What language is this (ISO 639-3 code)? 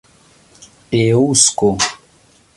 epo